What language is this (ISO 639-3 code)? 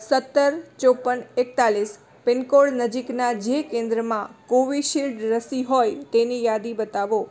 guj